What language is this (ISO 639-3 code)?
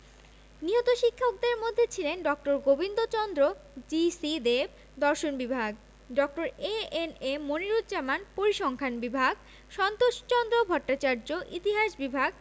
ben